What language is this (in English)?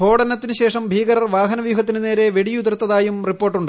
Malayalam